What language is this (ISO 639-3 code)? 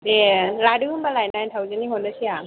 brx